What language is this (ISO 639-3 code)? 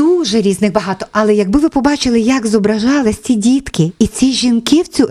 ukr